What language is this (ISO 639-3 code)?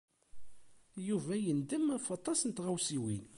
kab